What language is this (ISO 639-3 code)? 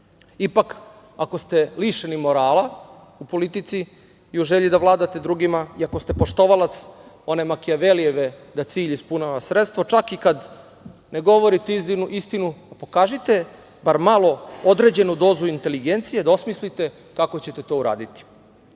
srp